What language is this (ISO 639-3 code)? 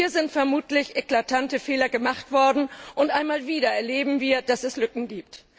deu